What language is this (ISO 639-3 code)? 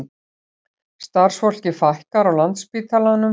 isl